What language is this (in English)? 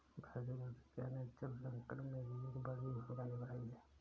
Hindi